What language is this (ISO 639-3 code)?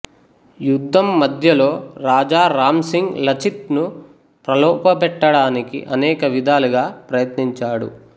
tel